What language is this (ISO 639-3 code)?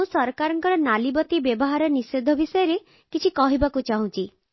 ori